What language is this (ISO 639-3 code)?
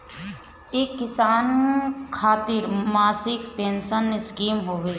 bho